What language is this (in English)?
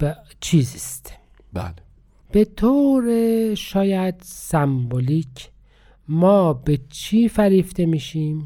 Persian